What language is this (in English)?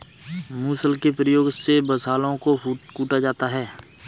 Hindi